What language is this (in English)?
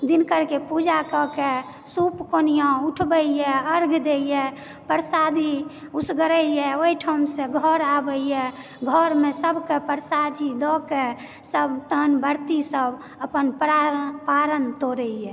Maithili